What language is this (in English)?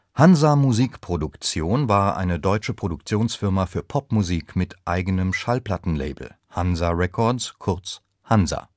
German